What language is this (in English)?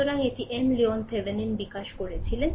Bangla